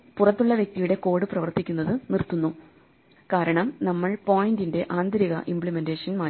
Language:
Malayalam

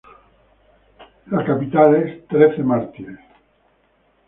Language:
Spanish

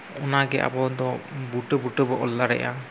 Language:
Santali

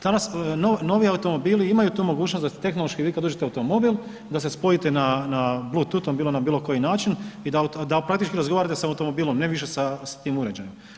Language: Croatian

